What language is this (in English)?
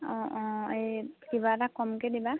Assamese